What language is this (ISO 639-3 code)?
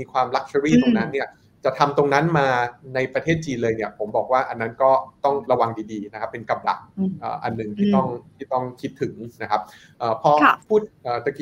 tha